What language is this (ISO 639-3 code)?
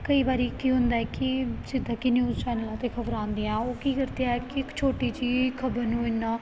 pan